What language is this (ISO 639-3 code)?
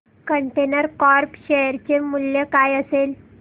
mar